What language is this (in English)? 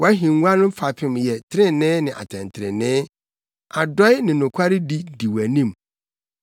Akan